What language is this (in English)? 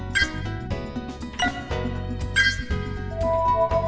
Vietnamese